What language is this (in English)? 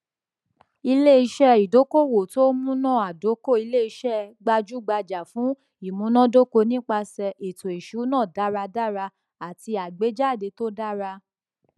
Yoruba